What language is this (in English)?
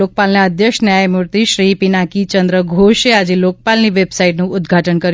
Gujarati